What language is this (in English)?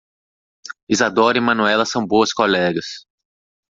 Portuguese